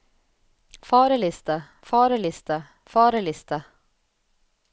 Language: Norwegian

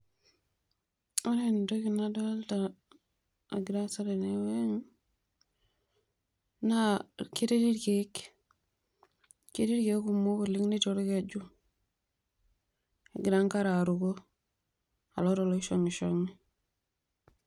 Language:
Masai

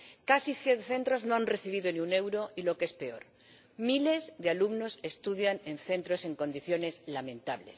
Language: Spanish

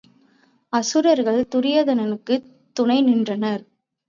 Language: Tamil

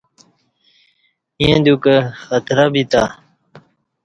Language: Kati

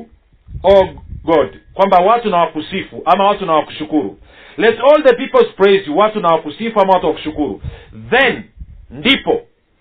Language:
Swahili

